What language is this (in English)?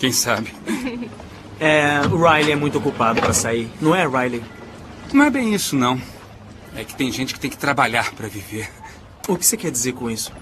Portuguese